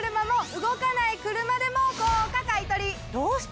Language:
Japanese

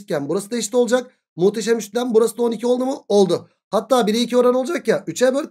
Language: Turkish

